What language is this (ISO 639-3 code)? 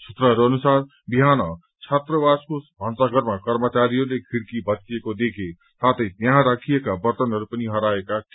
nep